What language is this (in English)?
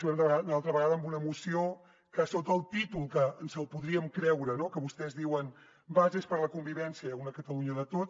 Catalan